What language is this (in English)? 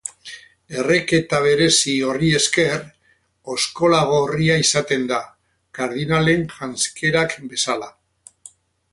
Basque